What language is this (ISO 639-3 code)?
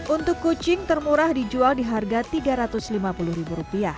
ind